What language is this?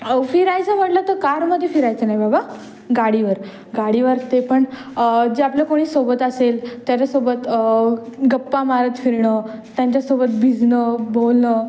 Marathi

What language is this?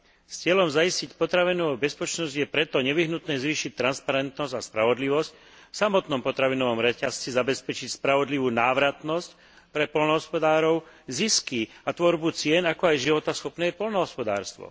Slovak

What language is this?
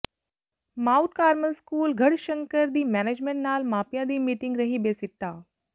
Punjabi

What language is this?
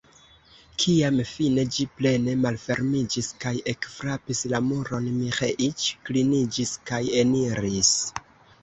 Esperanto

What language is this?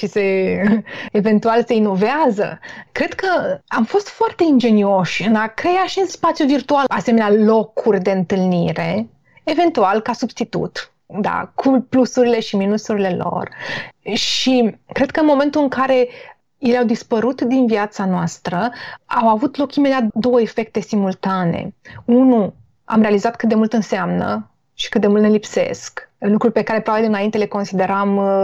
Romanian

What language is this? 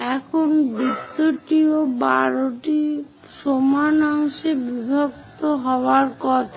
Bangla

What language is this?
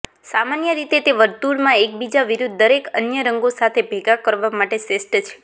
Gujarati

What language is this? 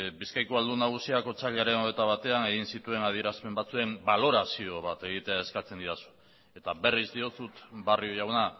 Basque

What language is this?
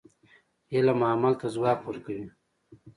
Pashto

